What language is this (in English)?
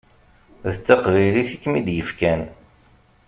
Kabyle